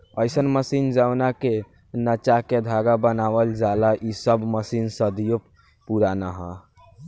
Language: Bhojpuri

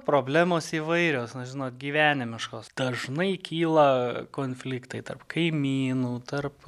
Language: Lithuanian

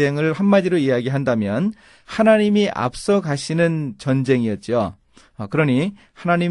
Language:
Korean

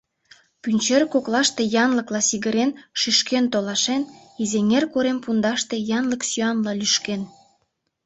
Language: Mari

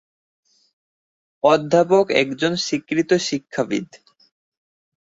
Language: Bangla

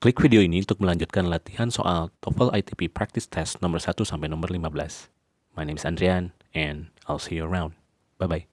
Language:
Indonesian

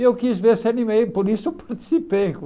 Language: Portuguese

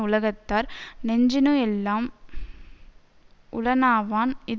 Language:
Tamil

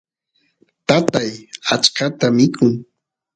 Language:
Santiago del Estero Quichua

